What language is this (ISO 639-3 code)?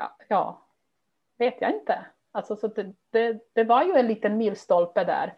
swe